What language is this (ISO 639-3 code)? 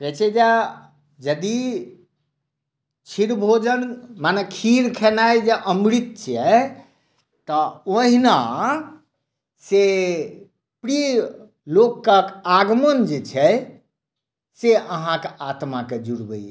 mai